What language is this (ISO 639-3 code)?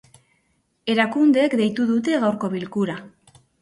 eus